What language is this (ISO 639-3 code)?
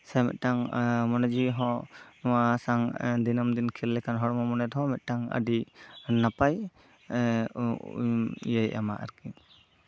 sat